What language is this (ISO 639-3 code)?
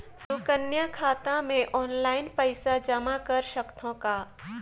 hne